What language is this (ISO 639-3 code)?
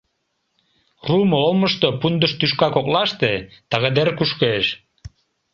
chm